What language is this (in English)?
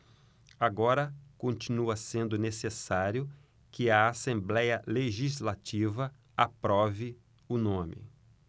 Portuguese